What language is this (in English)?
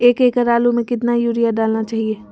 Magahi